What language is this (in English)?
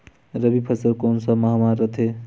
Chhattisgarhi